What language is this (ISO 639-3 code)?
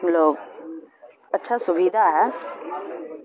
urd